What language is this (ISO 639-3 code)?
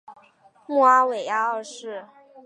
zho